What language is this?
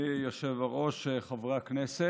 Hebrew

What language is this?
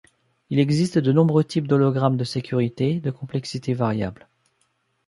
French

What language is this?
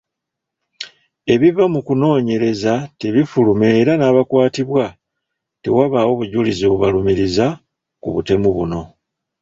Ganda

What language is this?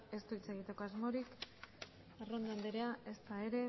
Basque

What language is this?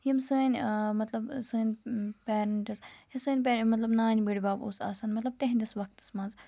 Kashmiri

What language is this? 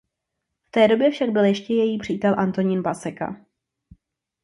Czech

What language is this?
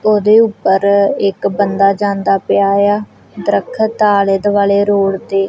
Punjabi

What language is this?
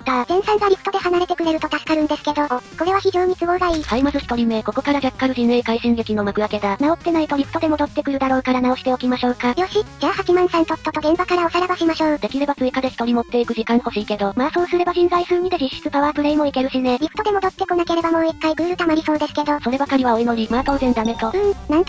Japanese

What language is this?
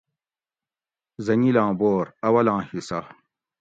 Gawri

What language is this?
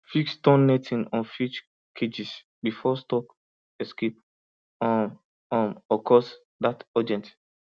Nigerian Pidgin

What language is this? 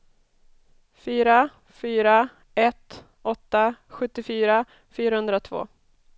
Swedish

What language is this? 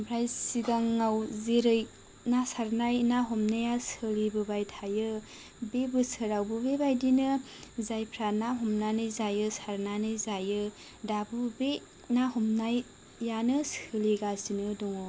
Bodo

